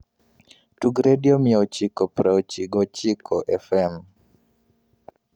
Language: Luo (Kenya and Tanzania)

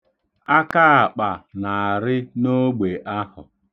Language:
Igbo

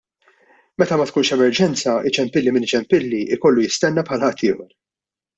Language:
Maltese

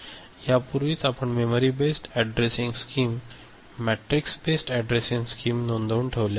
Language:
Marathi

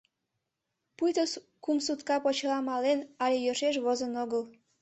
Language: Mari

